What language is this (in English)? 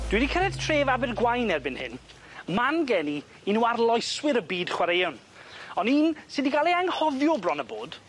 Welsh